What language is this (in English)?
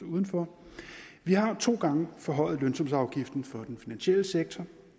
Danish